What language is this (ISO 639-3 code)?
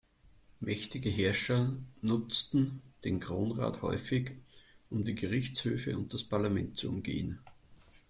deu